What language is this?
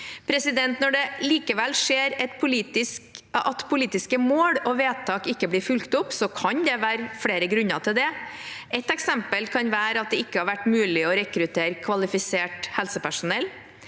Norwegian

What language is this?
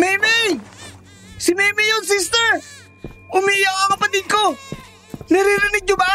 Filipino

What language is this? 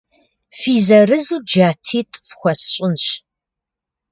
Kabardian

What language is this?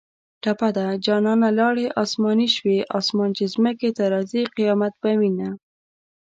Pashto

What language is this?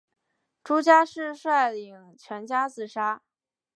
Chinese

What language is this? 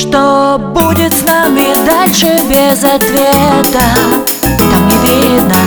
Russian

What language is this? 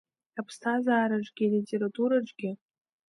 Abkhazian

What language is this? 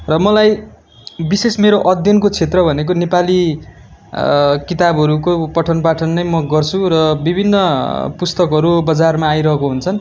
Nepali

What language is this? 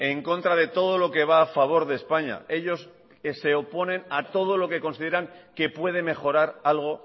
Spanish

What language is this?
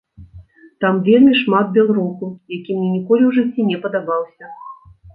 Belarusian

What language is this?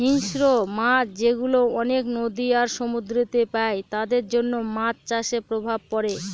Bangla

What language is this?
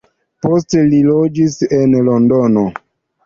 Esperanto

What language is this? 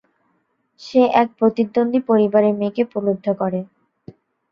Bangla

